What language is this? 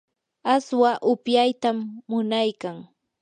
Yanahuanca Pasco Quechua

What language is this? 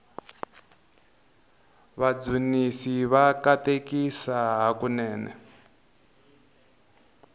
Tsonga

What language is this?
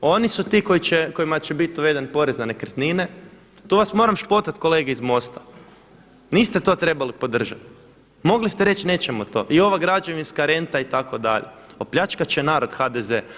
Croatian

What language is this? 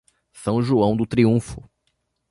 Portuguese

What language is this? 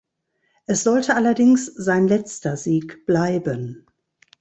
German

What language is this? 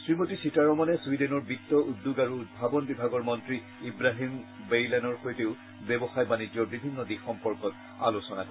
Assamese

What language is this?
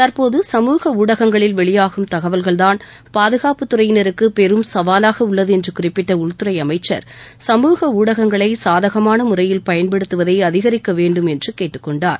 Tamil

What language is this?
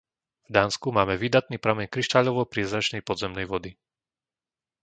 Slovak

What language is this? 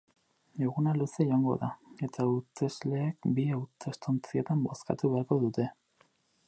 Basque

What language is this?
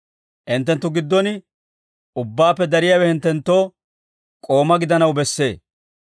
Dawro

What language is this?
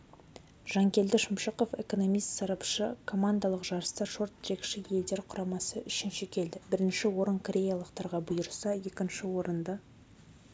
Kazakh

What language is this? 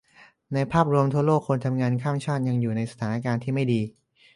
Thai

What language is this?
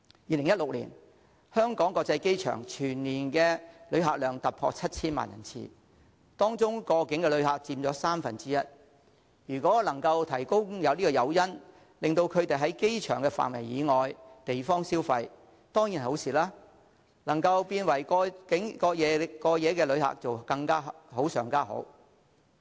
Cantonese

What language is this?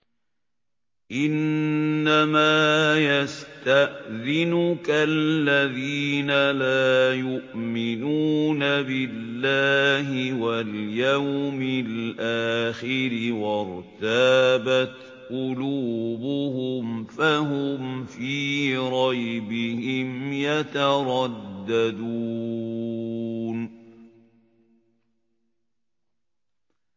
Arabic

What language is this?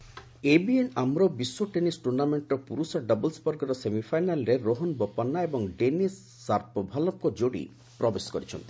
Odia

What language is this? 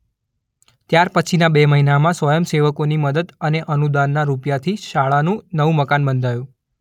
Gujarati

